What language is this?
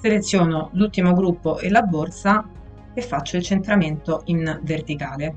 Italian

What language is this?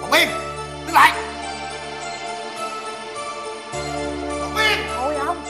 Vietnamese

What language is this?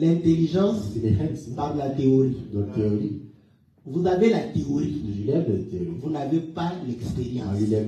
French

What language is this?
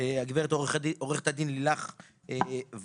Hebrew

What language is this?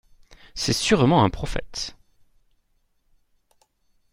French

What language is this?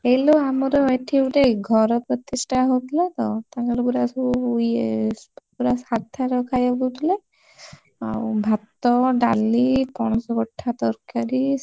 Odia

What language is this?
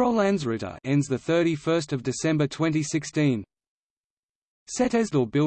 English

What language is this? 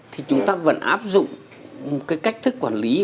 Vietnamese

